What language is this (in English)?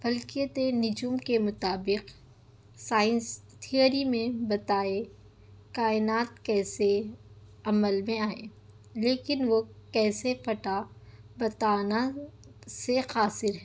Urdu